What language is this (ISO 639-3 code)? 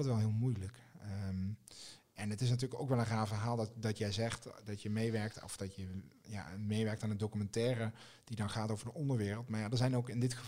nld